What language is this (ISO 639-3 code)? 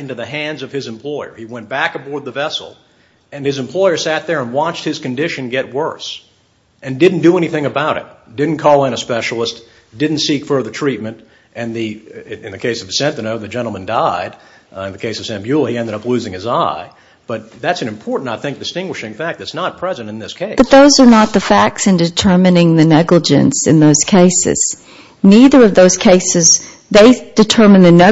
eng